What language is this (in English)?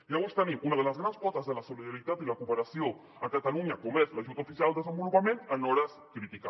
Catalan